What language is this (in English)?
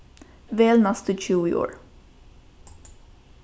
Faroese